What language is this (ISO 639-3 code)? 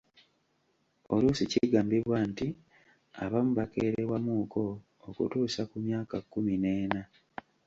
lug